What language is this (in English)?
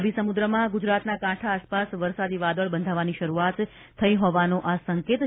Gujarati